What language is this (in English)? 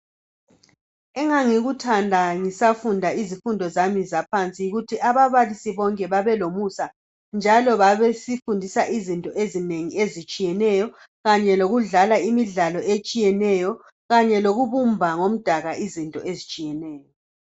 North Ndebele